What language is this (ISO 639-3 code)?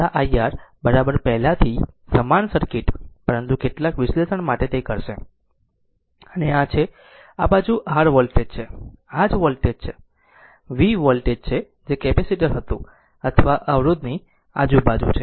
guj